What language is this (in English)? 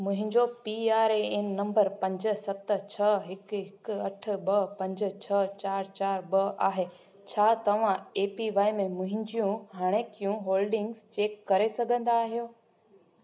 Sindhi